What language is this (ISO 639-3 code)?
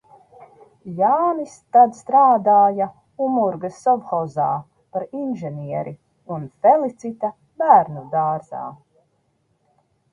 lav